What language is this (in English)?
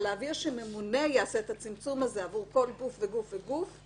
Hebrew